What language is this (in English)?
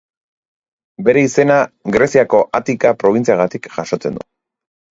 Basque